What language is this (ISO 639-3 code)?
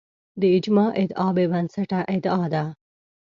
pus